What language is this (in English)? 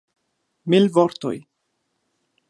Esperanto